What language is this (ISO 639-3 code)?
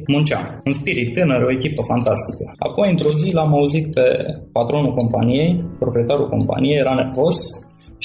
ron